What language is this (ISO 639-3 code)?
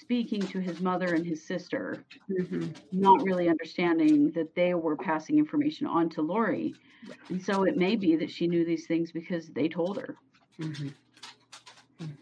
eng